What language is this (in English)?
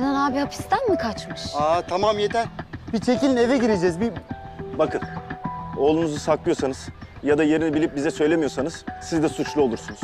Turkish